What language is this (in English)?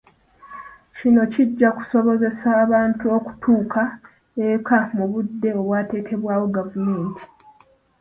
Ganda